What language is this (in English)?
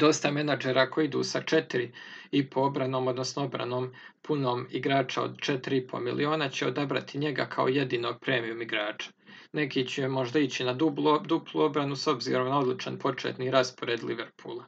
Croatian